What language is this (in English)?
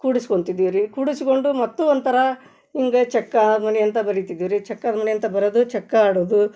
Kannada